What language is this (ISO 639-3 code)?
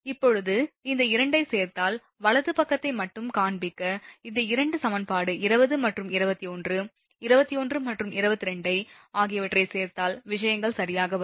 tam